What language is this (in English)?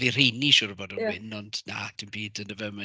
Welsh